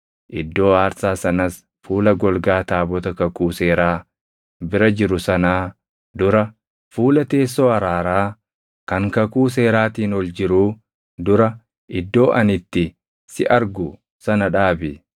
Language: Oromo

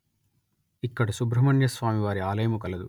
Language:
Telugu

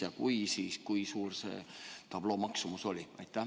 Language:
Estonian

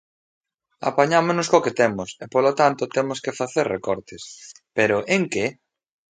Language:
Galician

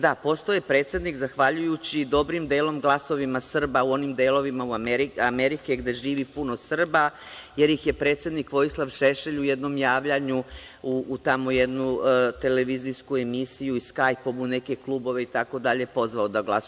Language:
Serbian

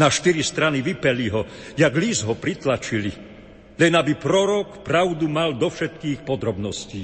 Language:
Slovak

